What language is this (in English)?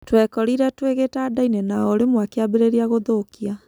Kikuyu